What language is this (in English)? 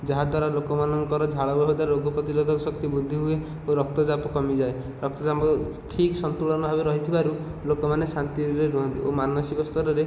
Odia